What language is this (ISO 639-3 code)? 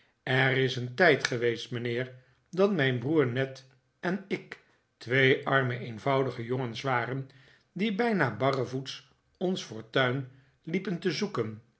nld